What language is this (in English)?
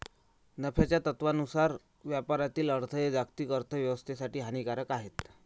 Marathi